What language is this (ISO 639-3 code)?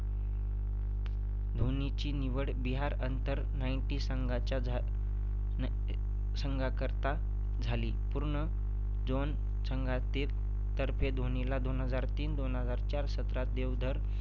mar